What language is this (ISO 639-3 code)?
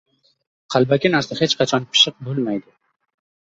uzb